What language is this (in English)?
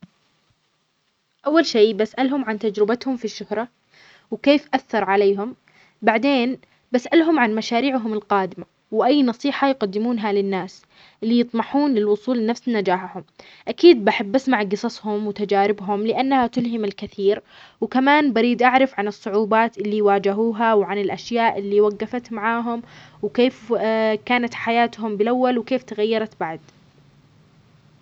Omani Arabic